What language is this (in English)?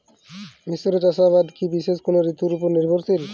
Bangla